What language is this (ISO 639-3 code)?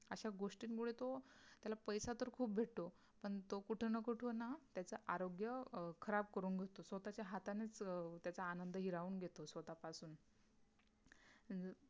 mar